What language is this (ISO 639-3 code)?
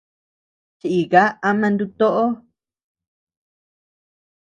cux